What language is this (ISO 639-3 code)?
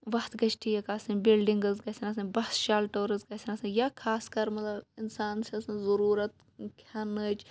kas